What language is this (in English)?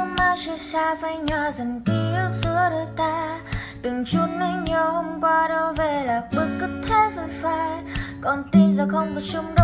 Vietnamese